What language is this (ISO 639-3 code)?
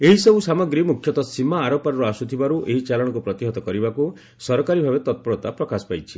ori